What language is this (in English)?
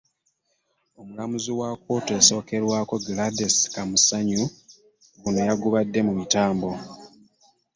Ganda